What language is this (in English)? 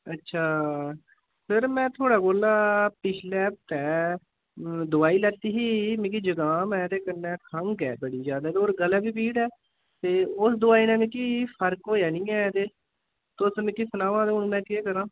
Dogri